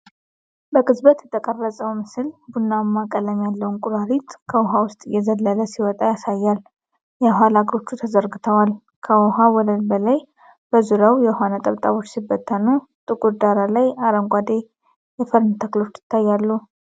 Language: Amharic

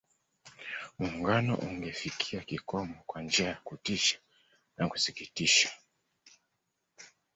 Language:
Swahili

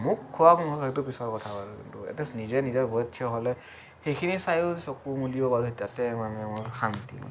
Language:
Assamese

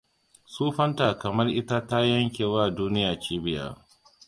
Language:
Hausa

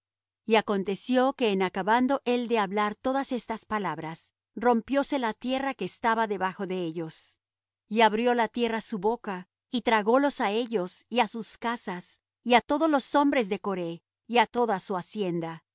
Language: Spanish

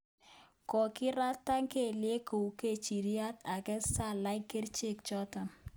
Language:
Kalenjin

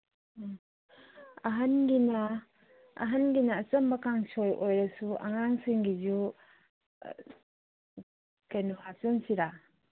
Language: Manipuri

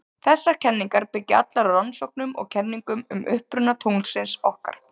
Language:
Icelandic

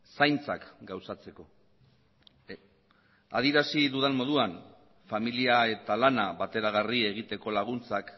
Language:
Basque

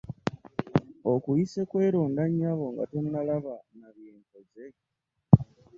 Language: Ganda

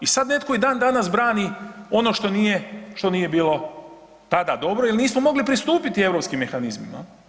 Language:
Croatian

